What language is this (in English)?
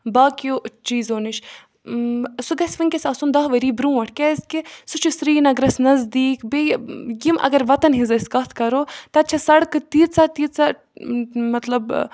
Kashmiri